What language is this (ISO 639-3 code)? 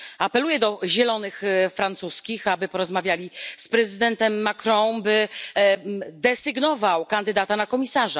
pol